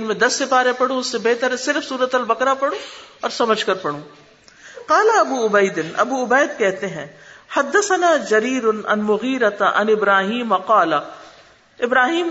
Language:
Urdu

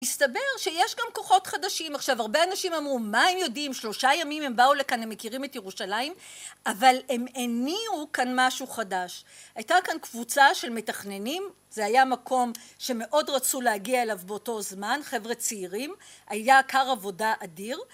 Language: Hebrew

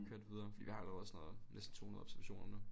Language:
Danish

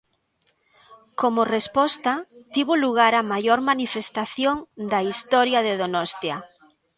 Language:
Galician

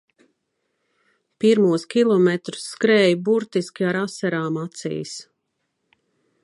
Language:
Latvian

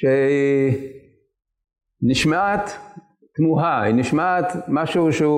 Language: Hebrew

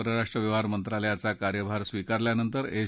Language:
Marathi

